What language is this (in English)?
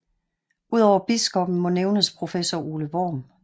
Danish